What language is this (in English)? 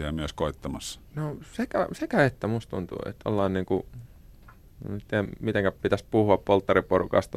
Finnish